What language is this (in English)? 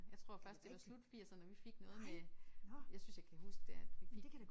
Danish